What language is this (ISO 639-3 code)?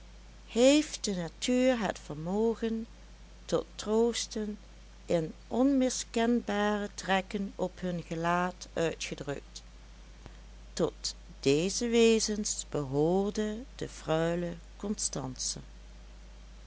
nld